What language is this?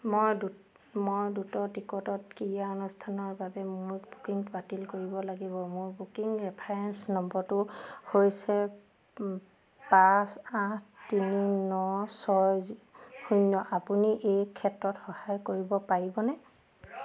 Assamese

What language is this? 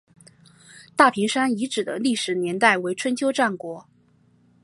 Chinese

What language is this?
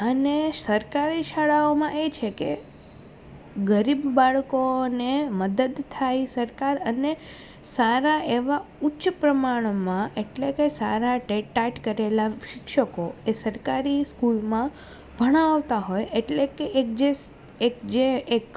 Gujarati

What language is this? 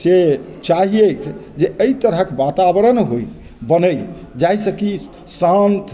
Maithili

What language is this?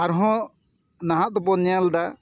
Santali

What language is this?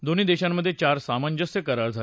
Marathi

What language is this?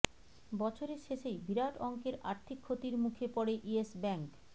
Bangla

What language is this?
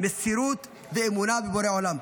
Hebrew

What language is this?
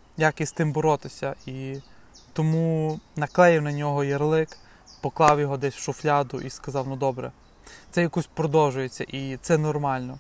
Ukrainian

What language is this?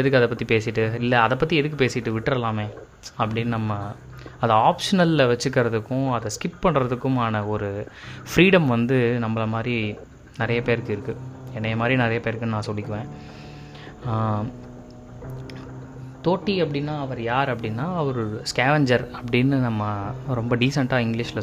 Tamil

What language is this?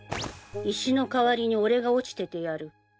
Japanese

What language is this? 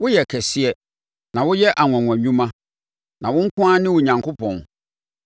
Akan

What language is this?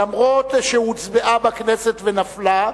Hebrew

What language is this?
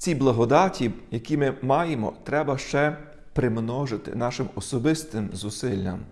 Ukrainian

